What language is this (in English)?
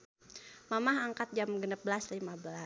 Sundanese